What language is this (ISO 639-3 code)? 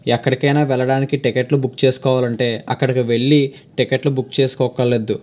tel